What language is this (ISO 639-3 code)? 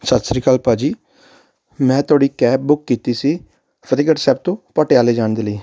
pan